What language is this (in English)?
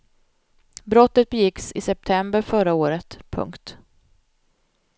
Swedish